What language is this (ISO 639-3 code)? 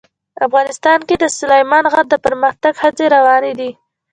pus